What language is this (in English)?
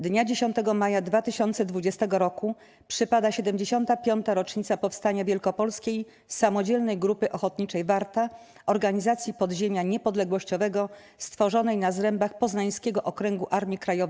Polish